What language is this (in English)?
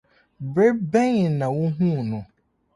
Akan